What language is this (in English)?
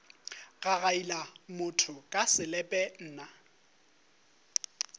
Northern Sotho